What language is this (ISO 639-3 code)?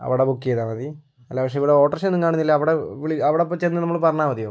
mal